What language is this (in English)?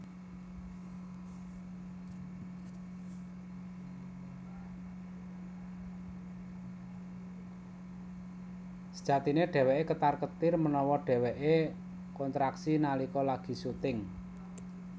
Javanese